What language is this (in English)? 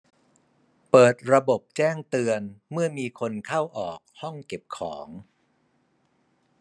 Thai